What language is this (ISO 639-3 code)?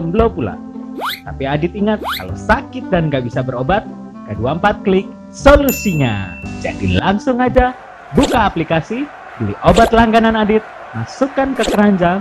ind